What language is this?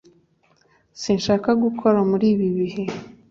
Kinyarwanda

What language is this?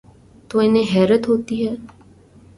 Urdu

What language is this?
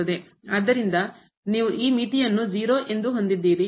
Kannada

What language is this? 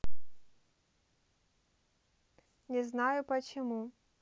Russian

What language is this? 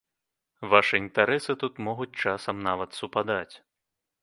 Belarusian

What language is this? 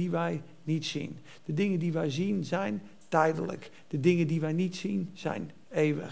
Dutch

